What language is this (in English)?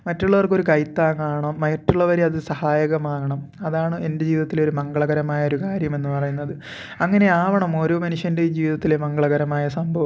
Malayalam